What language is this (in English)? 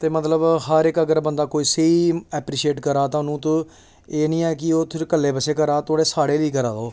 Dogri